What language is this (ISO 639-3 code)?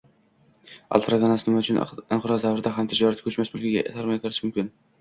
uzb